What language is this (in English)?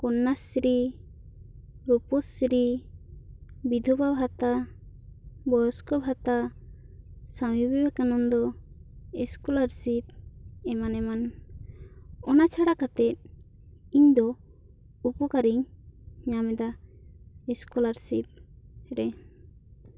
Santali